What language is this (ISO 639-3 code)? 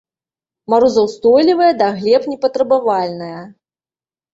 bel